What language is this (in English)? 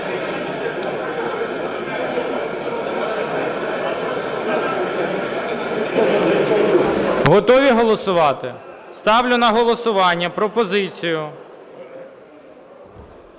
Ukrainian